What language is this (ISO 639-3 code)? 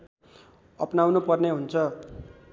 nep